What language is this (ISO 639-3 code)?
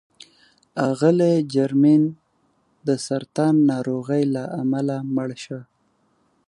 pus